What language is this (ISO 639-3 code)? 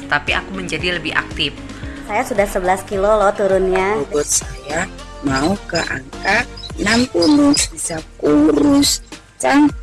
ind